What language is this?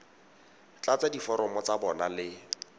Tswana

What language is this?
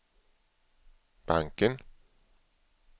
Swedish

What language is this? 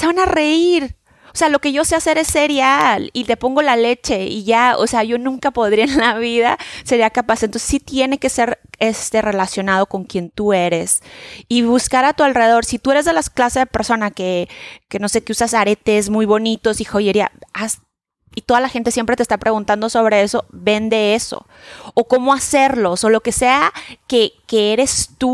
Spanish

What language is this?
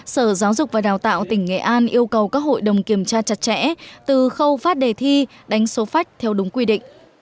Vietnamese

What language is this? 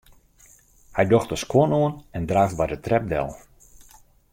Western Frisian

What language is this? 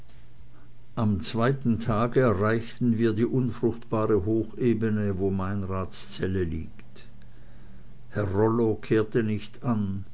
German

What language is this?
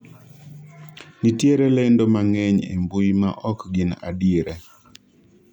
Luo (Kenya and Tanzania)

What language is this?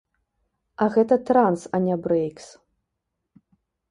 Belarusian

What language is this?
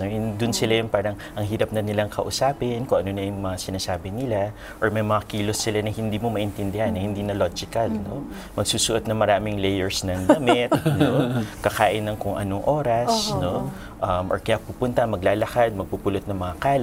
Filipino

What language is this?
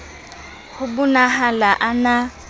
Southern Sotho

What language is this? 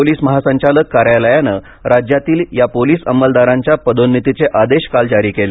Marathi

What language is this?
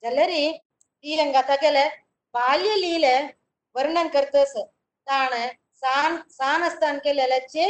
Kannada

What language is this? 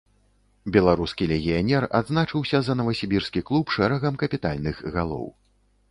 Belarusian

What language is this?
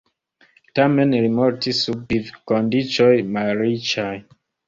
Esperanto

